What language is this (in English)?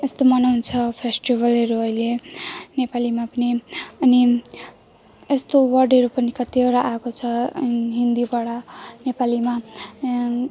Nepali